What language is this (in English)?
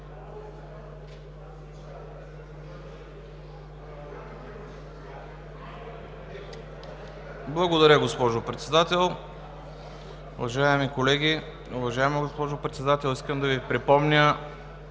Bulgarian